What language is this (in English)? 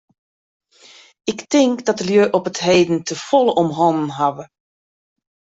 Western Frisian